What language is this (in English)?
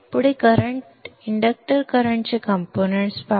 Marathi